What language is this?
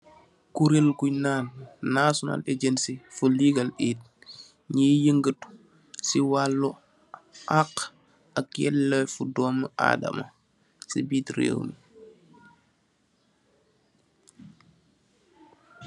Wolof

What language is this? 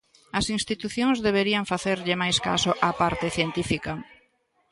Galician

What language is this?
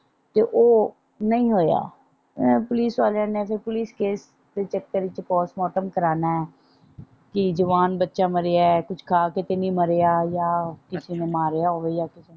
Punjabi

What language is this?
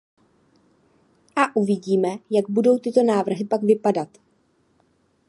Czech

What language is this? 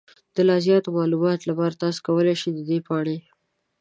Pashto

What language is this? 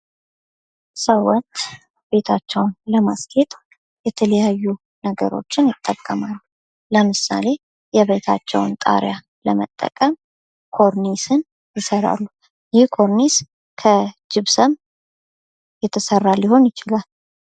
Amharic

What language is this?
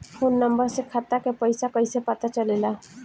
Bhojpuri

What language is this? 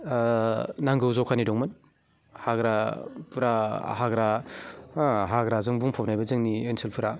Bodo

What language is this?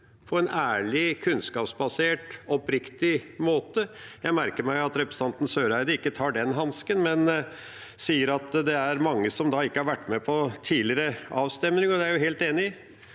Norwegian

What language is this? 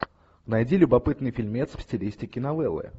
Russian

